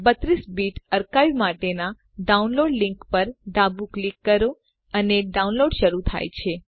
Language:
Gujarati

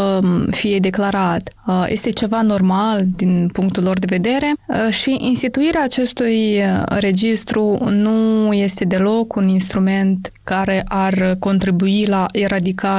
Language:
Romanian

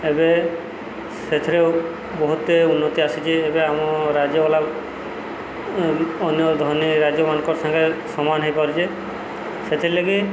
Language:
Odia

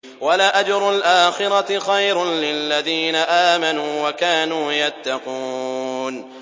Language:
Arabic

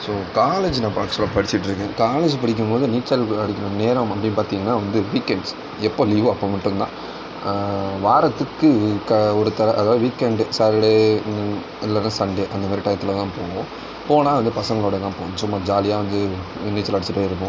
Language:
Tamil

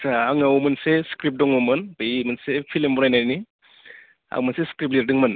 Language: Bodo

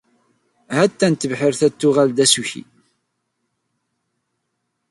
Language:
Kabyle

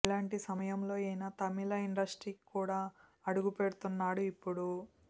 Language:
Telugu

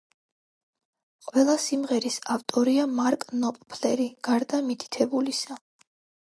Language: Georgian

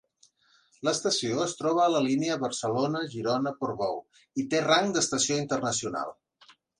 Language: Catalan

